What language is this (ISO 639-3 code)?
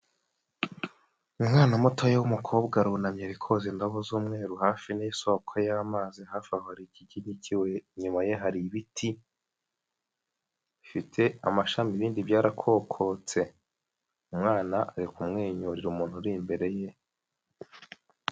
kin